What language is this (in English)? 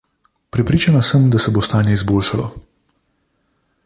Slovenian